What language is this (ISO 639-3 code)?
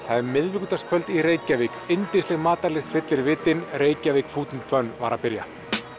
isl